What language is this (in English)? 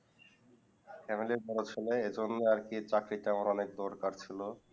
Bangla